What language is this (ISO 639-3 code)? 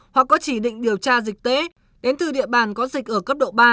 vie